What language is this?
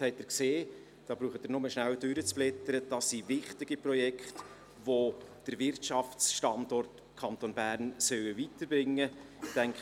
Swiss German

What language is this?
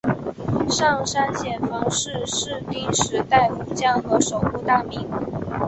Chinese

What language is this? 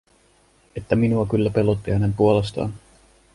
Finnish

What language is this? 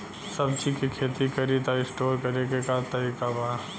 Bhojpuri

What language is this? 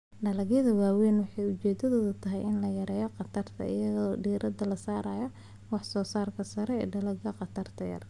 Somali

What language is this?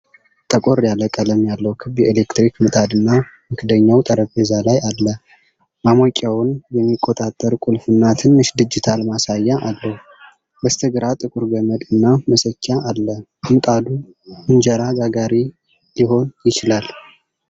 Amharic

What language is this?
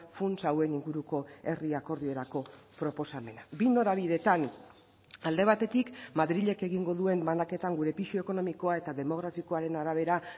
Basque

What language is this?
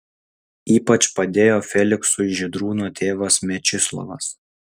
Lithuanian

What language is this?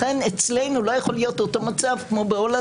Hebrew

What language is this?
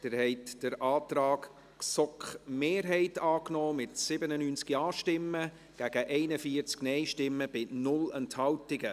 Swiss German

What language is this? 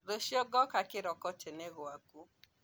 Kikuyu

